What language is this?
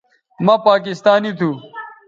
Bateri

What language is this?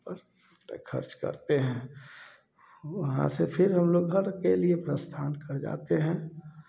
Hindi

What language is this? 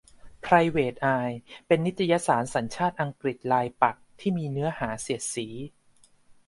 Thai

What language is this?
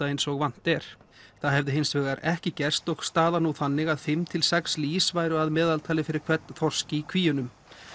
Icelandic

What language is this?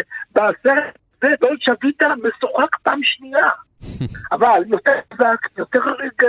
Hebrew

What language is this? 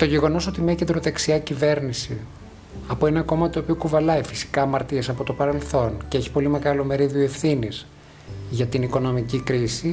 Greek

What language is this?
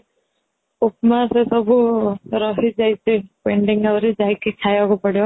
Odia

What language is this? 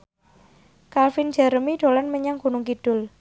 Javanese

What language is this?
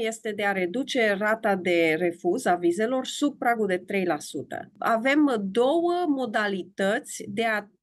Romanian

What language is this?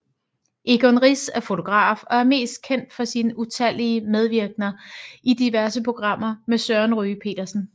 Danish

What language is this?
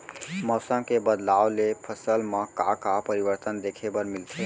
Chhattisgarhi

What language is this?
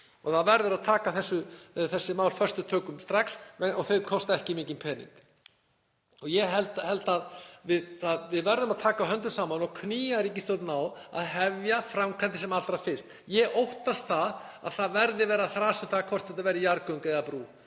Icelandic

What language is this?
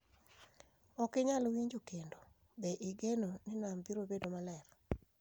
Luo (Kenya and Tanzania)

